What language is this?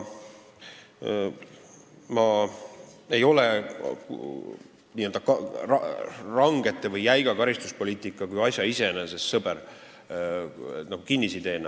Estonian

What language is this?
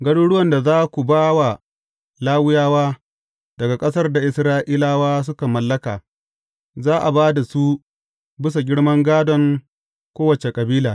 Hausa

